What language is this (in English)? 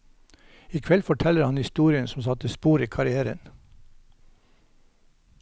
Norwegian